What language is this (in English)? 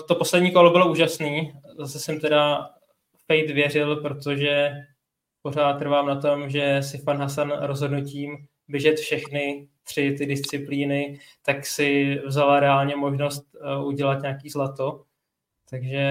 Czech